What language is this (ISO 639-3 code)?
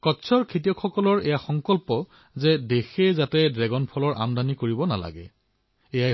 asm